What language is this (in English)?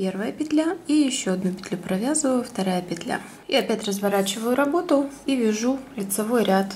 Russian